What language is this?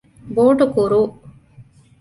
Divehi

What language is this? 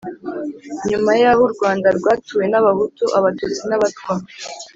Kinyarwanda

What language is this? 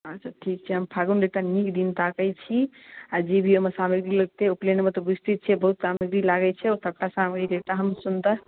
Maithili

